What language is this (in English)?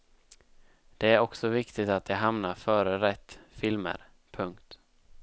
Swedish